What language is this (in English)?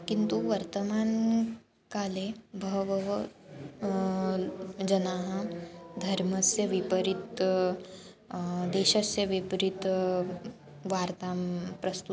Sanskrit